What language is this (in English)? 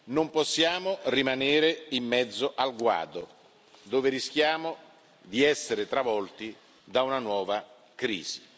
Italian